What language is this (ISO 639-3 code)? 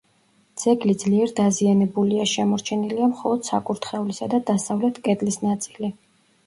kat